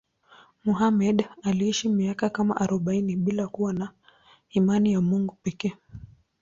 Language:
Swahili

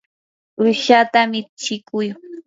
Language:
Yanahuanca Pasco Quechua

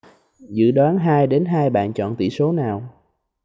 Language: Vietnamese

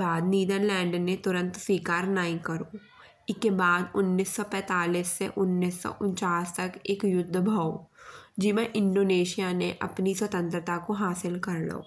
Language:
Bundeli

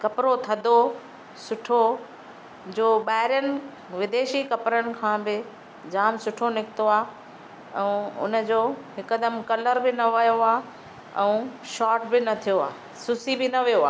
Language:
Sindhi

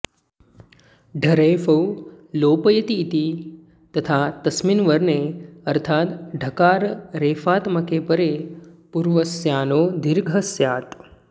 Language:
Sanskrit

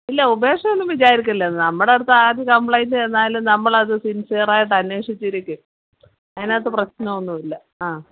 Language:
Malayalam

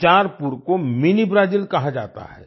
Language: Hindi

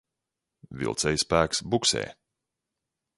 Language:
Latvian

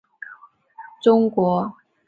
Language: Chinese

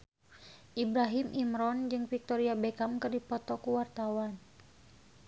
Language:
Sundanese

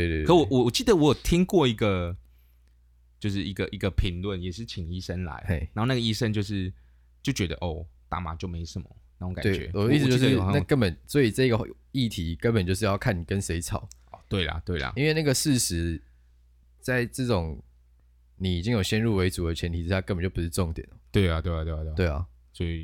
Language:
Chinese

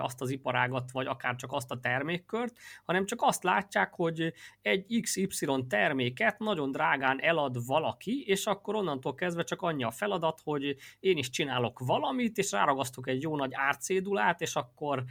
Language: Hungarian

